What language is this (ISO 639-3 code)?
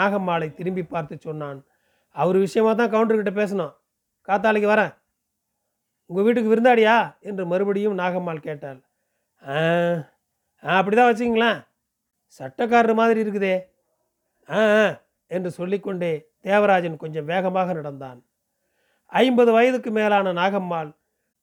tam